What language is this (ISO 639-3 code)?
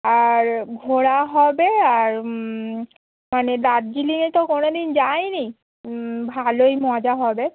ben